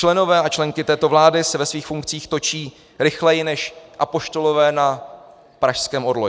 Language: Czech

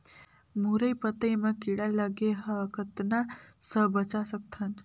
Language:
Chhattisgarhi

